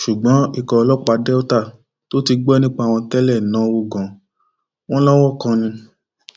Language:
Yoruba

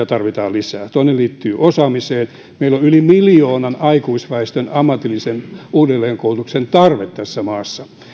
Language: Finnish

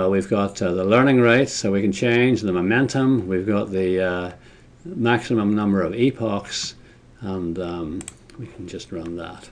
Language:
English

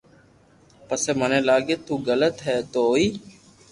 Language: Loarki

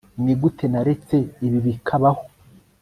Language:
Kinyarwanda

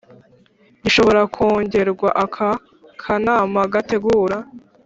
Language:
Kinyarwanda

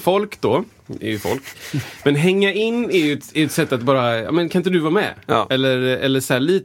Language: Swedish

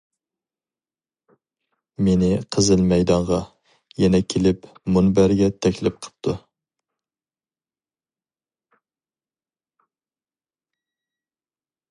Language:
Uyghur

